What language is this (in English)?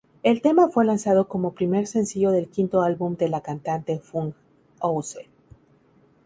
Spanish